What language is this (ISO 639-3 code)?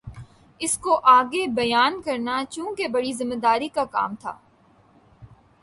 urd